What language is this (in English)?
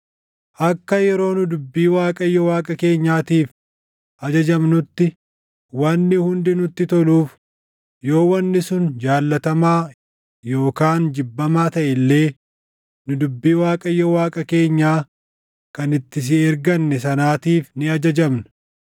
Oromo